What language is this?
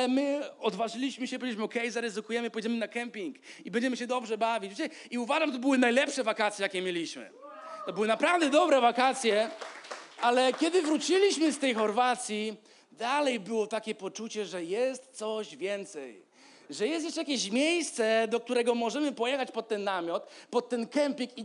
Polish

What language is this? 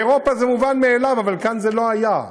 Hebrew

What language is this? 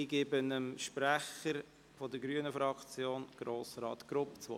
Swiss German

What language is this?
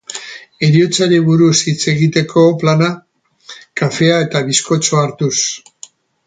Basque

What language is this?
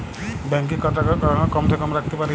Bangla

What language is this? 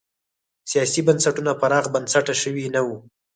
Pashto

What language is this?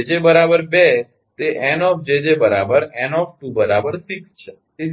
Gujarati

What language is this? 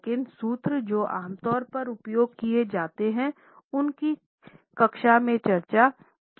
Hindi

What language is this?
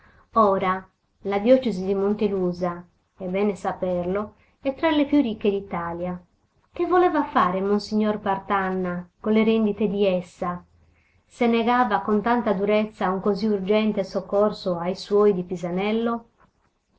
Italian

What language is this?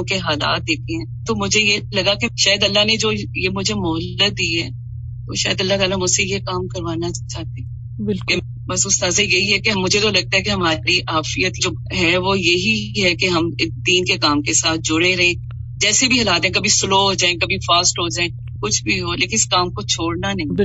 Urdu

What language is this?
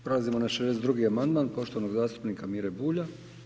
Croatian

